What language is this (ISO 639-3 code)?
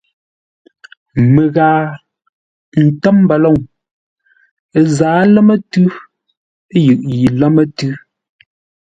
nla